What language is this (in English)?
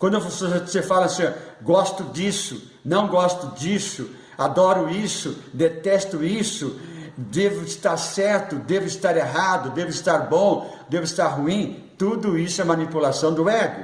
Portuguese